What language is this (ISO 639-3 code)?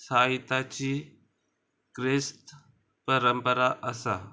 kok